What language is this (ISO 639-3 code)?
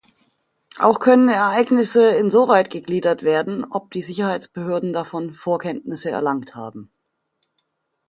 deu